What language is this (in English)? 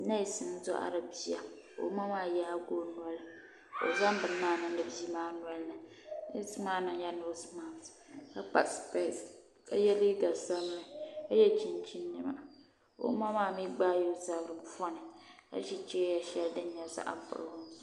Dagbani